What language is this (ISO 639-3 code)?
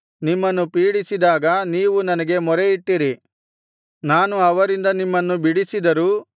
kan